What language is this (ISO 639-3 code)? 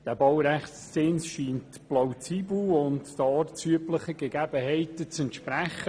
gsw